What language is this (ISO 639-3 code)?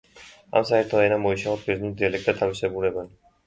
kat